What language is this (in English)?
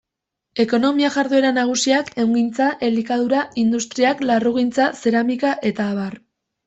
Basque